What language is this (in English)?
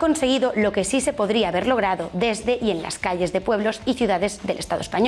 Spanish